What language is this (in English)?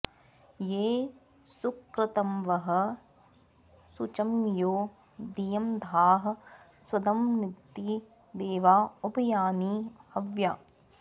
Sanskrit